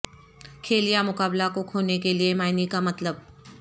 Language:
Urdu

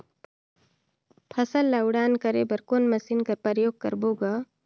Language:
Chhattisgarhi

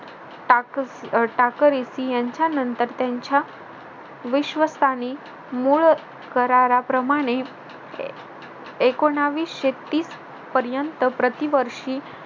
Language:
Marathi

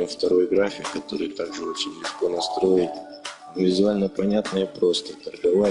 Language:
Russian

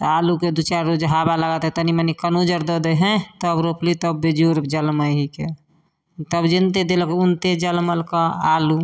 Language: Maithili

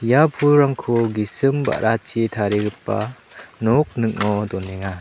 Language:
Garo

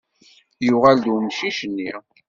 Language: Kabyle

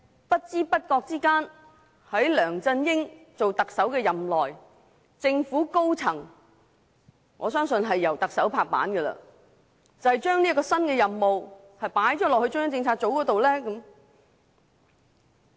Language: Cantonese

